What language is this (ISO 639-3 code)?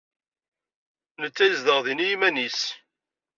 kab